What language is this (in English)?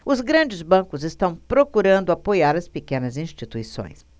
Portuguese